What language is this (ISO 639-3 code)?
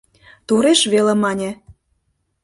chm